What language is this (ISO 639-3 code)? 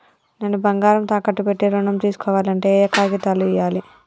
tel